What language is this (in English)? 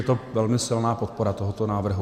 Czech